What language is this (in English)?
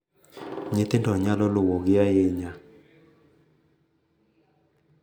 Luo (Kenya and Tanzania)